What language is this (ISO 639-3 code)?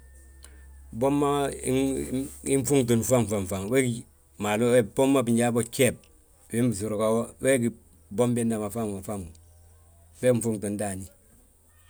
bjt